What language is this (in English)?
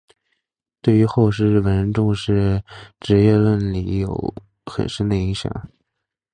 Chinese